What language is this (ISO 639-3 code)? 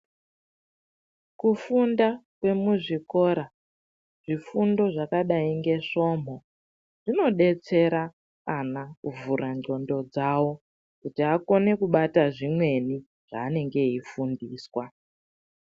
ndc